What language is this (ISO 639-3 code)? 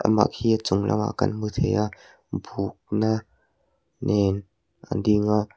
lus